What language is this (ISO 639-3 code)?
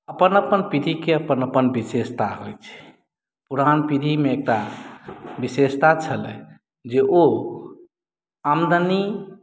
mai